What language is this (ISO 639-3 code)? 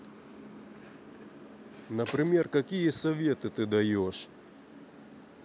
rus